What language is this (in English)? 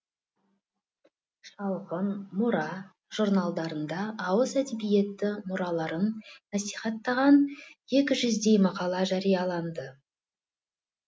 Kazakh